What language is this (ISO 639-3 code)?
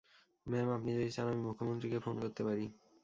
ben